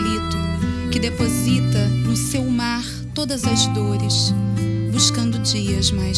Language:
Portuguese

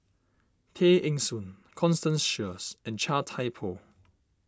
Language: English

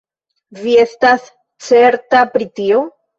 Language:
Esperanto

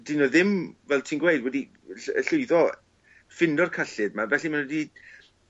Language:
Welsh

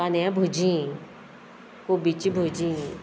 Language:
Konkani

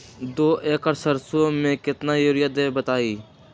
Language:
Magahi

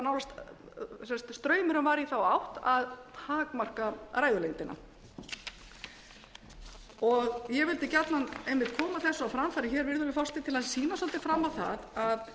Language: Icelandic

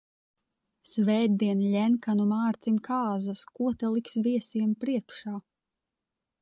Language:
Latvian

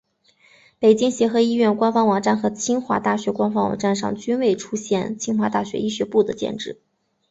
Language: Chinese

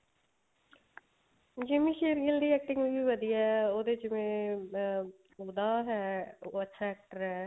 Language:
Punjabi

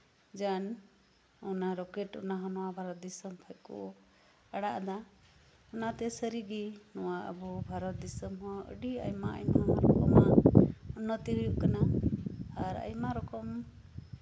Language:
Santali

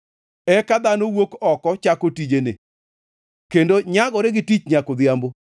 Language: Luo (Kenya and Tanzania)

